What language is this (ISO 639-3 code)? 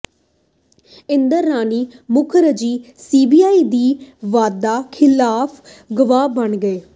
pan